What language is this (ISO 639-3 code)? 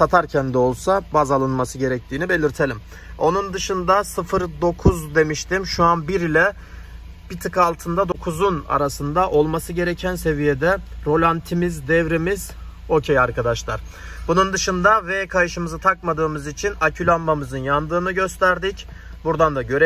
tur